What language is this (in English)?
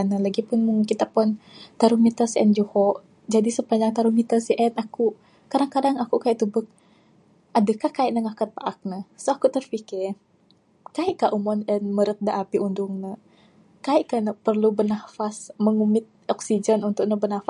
Bukar-Sadung Bidayuh